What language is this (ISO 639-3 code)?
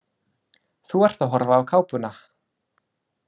isl